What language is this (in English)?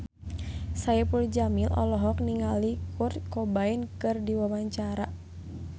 Sundanese